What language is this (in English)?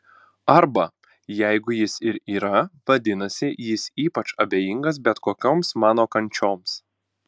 Lithuanian